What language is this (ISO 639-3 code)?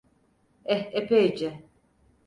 tur